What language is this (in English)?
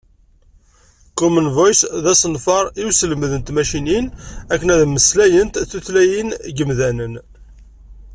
Kabyle